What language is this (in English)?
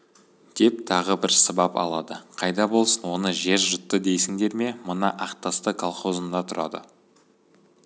Kazakh